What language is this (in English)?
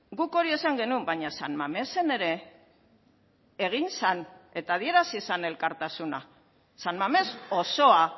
Basque